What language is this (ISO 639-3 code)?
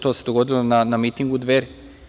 srp